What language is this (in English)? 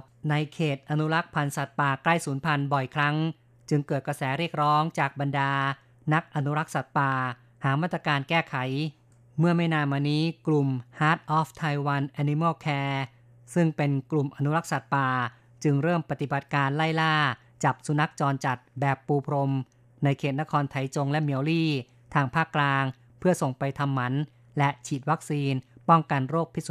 Thai